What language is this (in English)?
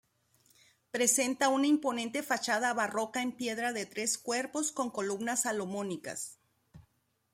Spanish